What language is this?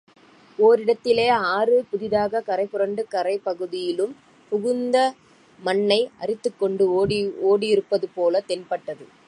Tamil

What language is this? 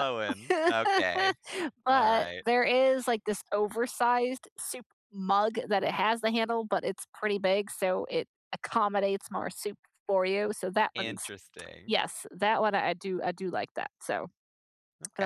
English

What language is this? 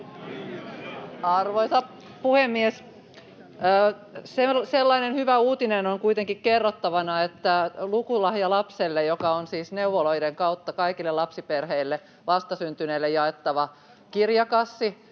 Finnish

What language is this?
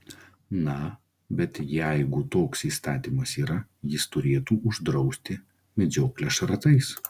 Lithuanian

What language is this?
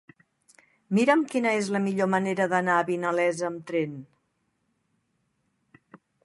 Catalan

